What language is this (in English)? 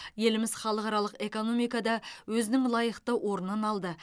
Kazakh